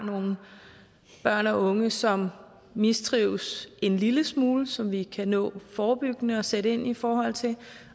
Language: Danish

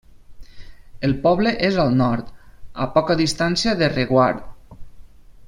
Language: Catalan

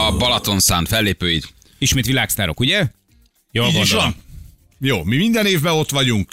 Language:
Hungarian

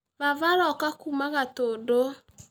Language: Kikuyu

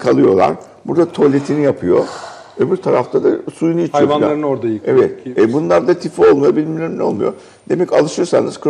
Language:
Turkish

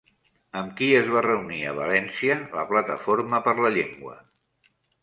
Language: Catalan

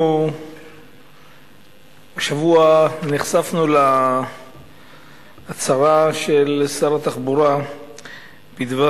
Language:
Hebrew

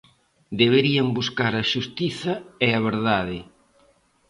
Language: Galician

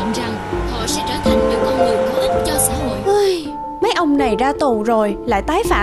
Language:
Vietnamese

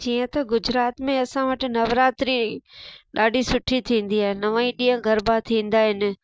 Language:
Sindhi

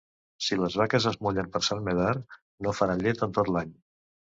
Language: Catalan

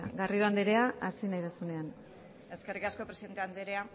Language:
Basque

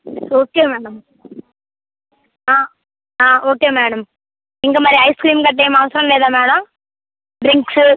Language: Telugu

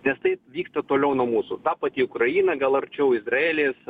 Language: Lithuanian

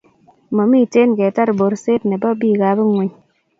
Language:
Kalenjin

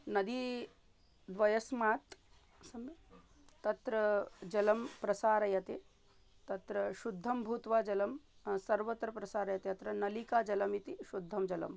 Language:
Sanskrit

